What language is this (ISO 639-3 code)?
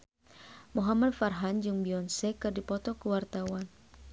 sun